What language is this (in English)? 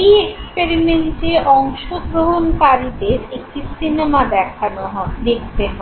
Bangla